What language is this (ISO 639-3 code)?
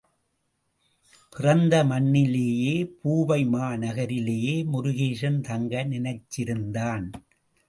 tam